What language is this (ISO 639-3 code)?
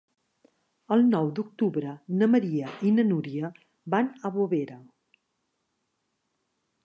cat